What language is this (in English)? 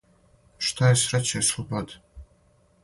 Serbian